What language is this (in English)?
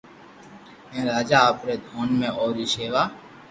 Loarki